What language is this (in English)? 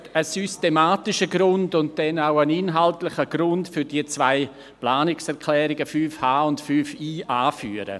Swiss German